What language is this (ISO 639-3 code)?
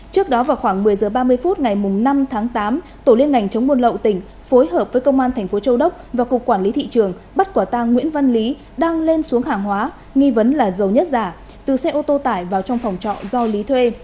vie